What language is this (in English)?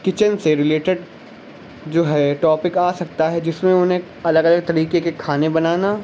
Urdu